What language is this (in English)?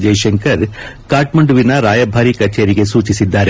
Kannada